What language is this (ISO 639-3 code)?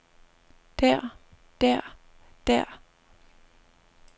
dan